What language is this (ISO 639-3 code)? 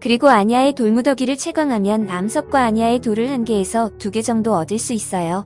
kor